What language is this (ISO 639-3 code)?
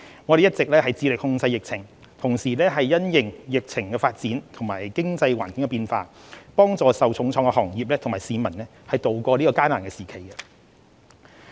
yue